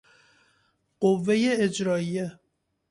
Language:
Persian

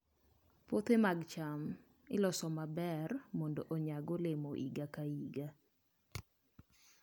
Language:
Luo (Kenya and Tanzania)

